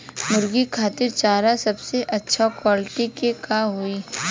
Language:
Bhojpuri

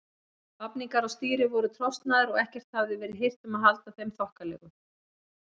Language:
Icelandic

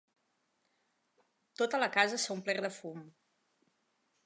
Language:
Catalan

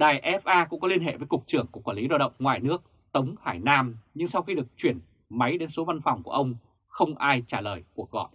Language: Vietnamese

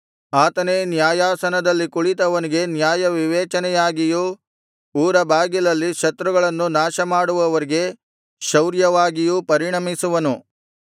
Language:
Kannada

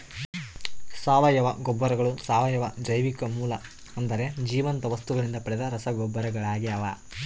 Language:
Kannada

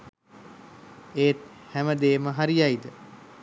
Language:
Sinhala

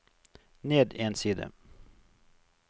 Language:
Norwegian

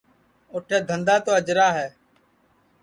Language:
Sansi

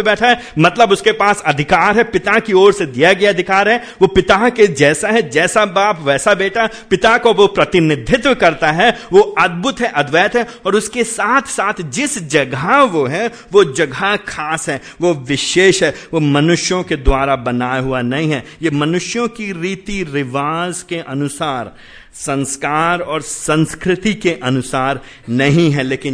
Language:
Hindi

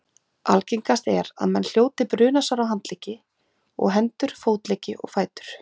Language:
Icelandic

